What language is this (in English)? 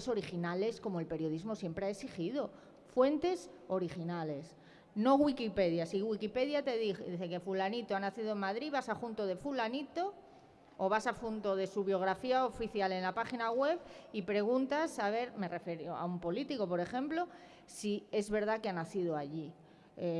Spanish